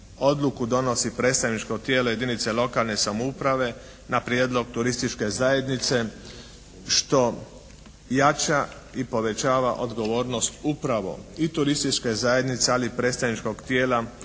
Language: Croatian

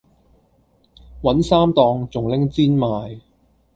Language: Cantonese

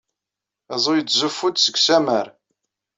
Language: Kabyle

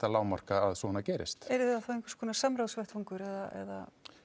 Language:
Icelandic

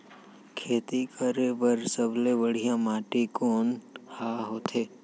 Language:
Chhattisgarhi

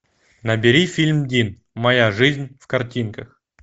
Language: Russian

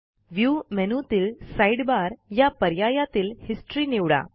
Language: Marathi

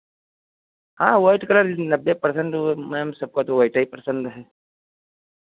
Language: Hindi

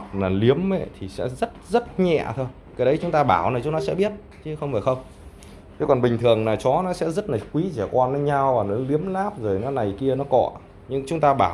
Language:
Vietnamese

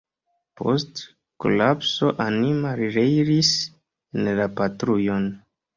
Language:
Esperanto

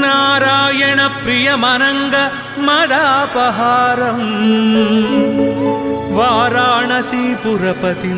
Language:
Telugu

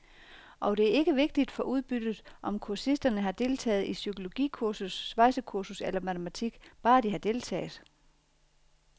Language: Danish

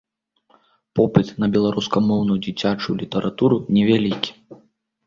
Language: Belarusian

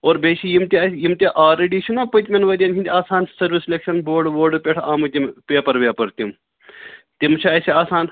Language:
Kashmiri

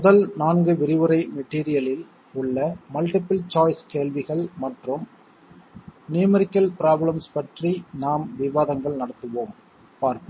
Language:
Tamil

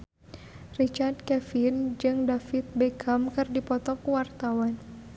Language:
Sundanese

